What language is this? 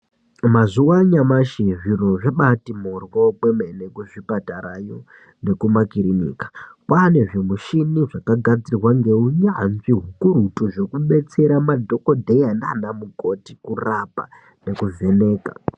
Ndau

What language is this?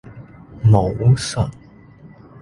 Cantonese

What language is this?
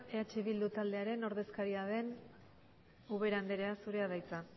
Basque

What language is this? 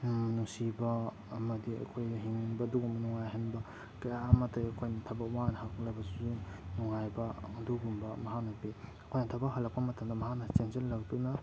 Manipuri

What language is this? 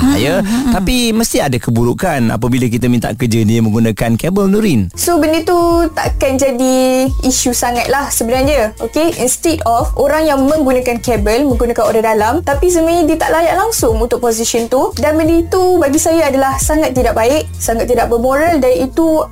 Malay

